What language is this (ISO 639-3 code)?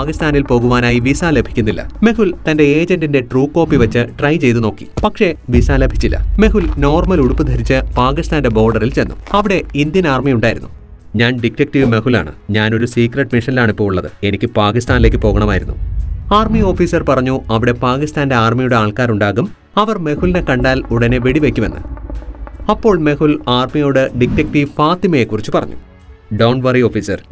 mal